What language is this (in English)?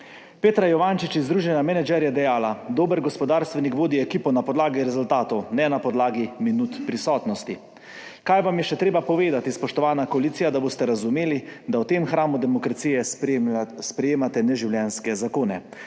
Slovenian